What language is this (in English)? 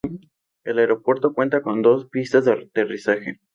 Spanish